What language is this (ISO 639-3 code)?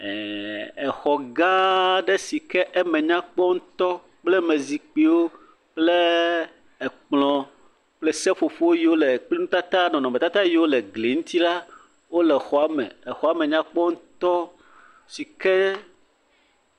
ewe